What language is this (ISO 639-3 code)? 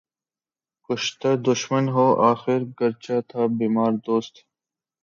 urd